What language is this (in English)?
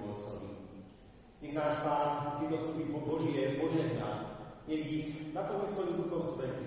Slovak